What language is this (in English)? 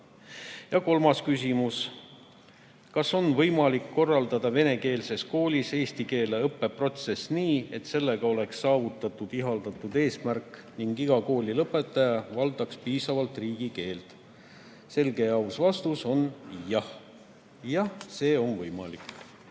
Estonian